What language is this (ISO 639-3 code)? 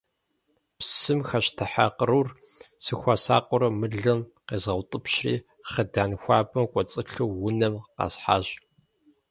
kbd